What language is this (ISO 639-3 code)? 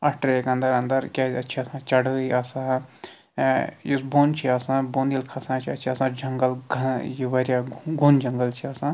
kas